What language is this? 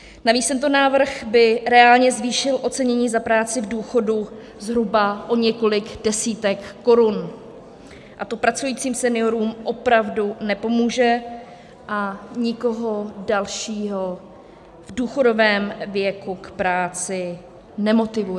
Czech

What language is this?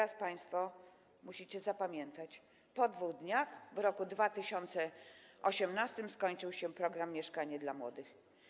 Polish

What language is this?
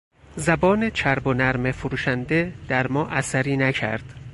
Persian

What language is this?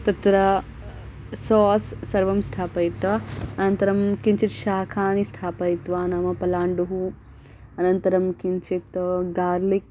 Sanskrit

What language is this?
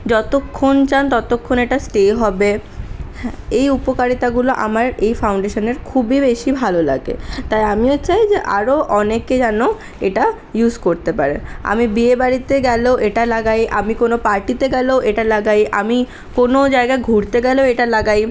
Bangla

